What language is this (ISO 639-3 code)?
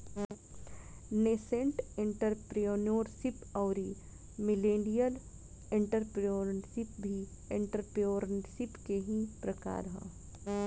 bho